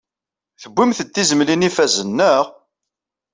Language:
Kabyle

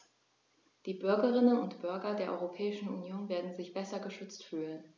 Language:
German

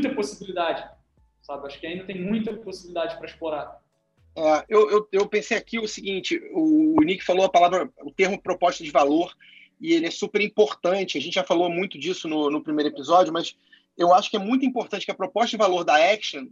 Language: Portuguese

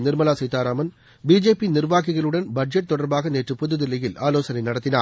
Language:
Tamil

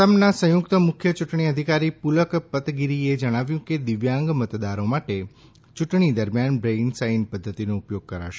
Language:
Gujarati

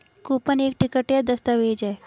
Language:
Hindi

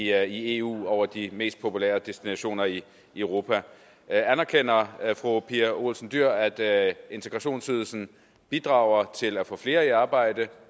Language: Danish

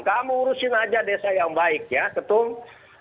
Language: Indonesian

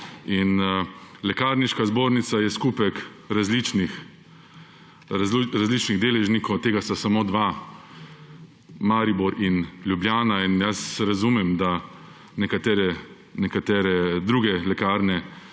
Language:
Slovenian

